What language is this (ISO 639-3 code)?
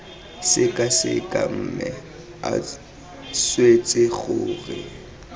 tsn